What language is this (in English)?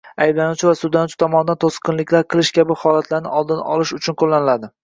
Uzbek